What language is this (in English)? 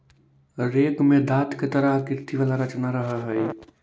Magahi